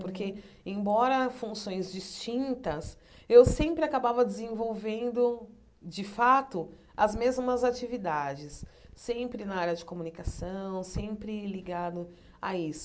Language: Portuguese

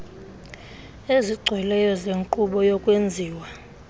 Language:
Xhosa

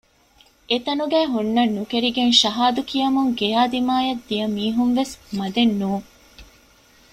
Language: Divehi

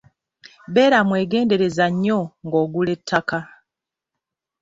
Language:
Ganda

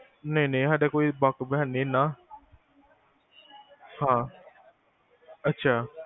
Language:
Punjabi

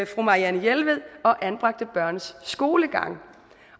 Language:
Danish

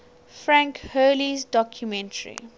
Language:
English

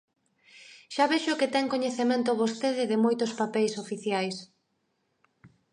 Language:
Galician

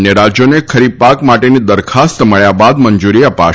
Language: Gujarati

